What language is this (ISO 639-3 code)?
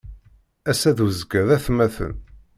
kab